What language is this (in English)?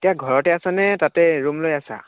Assamese